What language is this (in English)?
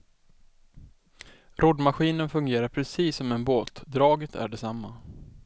Swedish